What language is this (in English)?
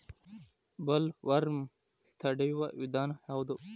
Kannada